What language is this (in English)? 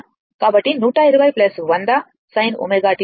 Telugu